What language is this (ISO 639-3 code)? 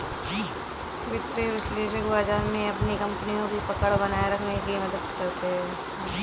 hin